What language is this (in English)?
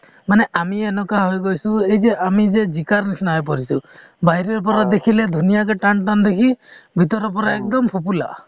Assamese